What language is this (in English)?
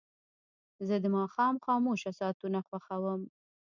Pashto